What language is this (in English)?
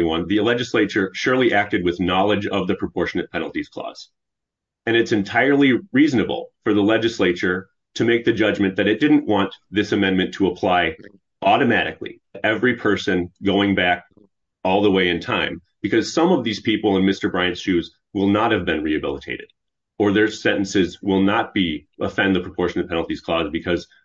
English